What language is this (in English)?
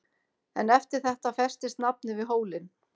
Icelandic